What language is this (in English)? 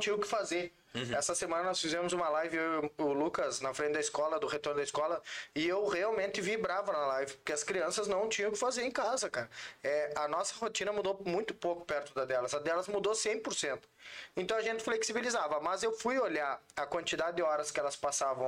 Portuguese